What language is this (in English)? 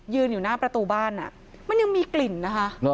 Thai